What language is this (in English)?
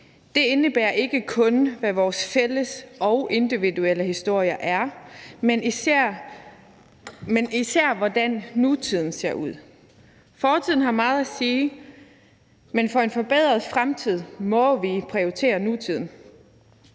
Danish